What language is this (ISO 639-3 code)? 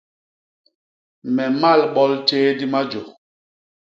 bas